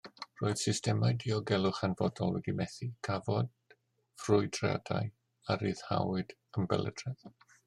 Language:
Welsh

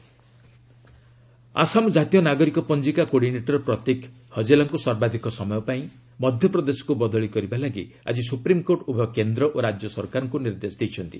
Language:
Odia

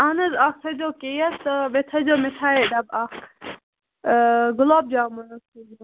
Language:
Kashmiri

